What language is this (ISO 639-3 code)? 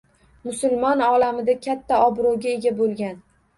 uzb